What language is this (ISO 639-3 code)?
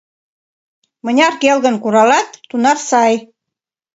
chm